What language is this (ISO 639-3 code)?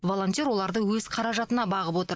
kaz